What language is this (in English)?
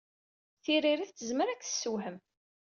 Kabyle